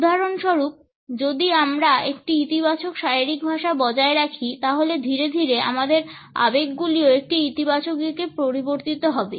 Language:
Bangla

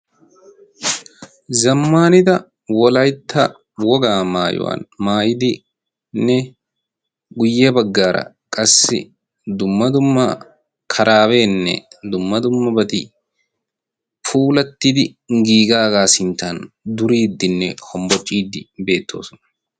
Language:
Wolaytta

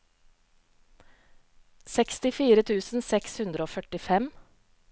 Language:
Norwegian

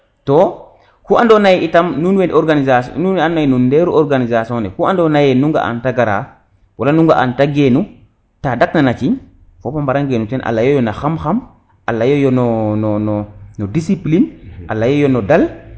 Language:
Serer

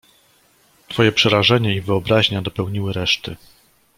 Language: Polish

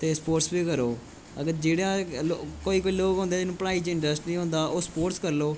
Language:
Dogri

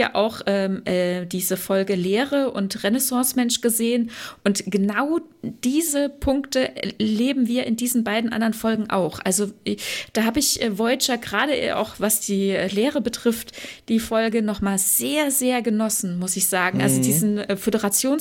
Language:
German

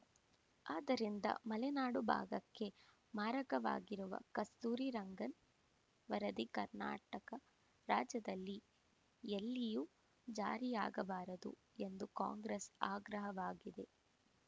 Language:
Kannada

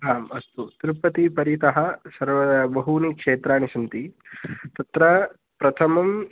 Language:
Sanskrit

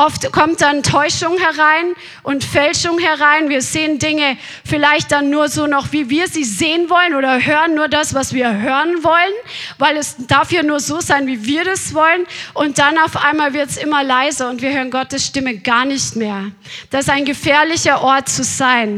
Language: German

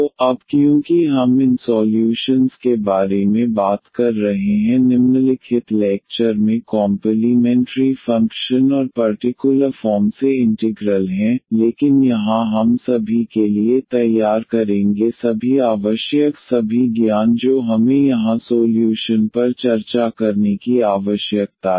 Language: Hindi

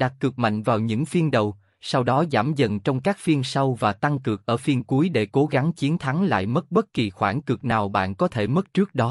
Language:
Vietnamese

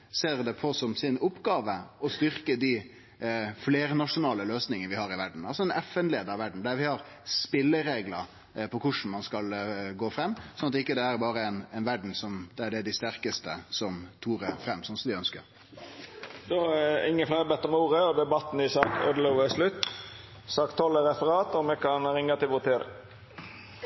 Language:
Norwegian Nynorsk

